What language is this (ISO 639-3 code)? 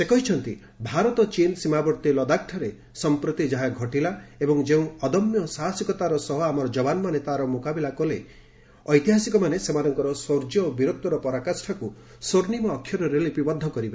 ori